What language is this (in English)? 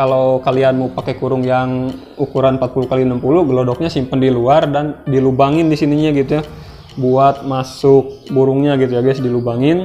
Indonesian